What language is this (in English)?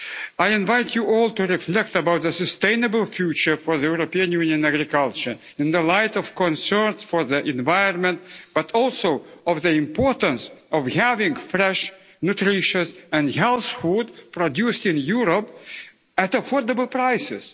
English